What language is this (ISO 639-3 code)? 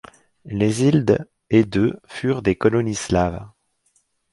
fra